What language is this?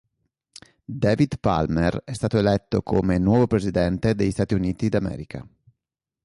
Italian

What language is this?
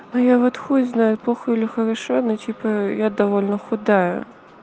Russian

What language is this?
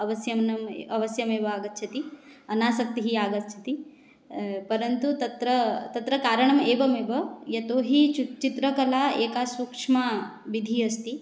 Sanskrit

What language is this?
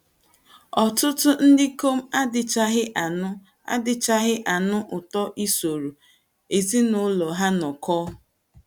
Igbo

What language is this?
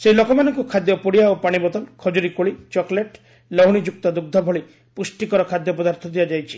Odia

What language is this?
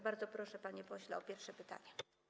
Polish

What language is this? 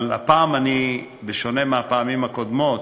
Hebrew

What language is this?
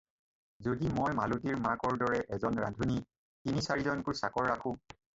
Assamese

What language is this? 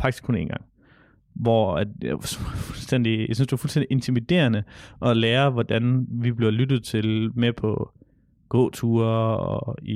Danish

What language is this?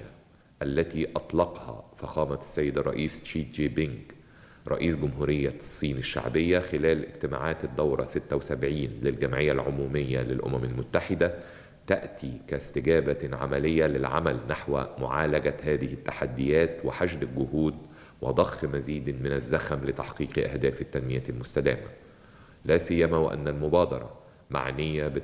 Arabic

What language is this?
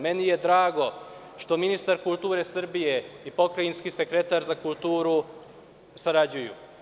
Serbian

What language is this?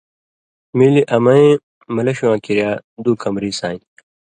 Indus Kohistani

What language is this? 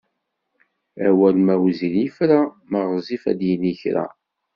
Kabyle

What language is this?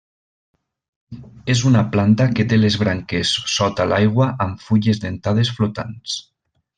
Catalan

